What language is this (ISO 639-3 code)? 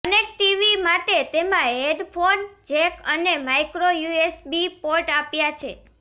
guj